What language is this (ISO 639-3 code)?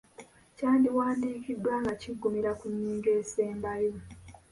lug